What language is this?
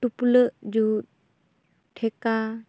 Santali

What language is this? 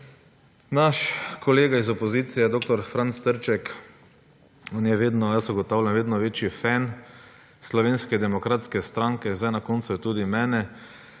Slovenian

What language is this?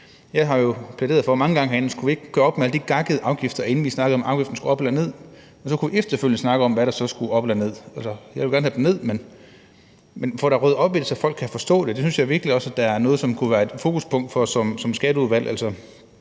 Danish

